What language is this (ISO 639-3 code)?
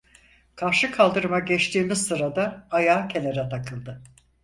tur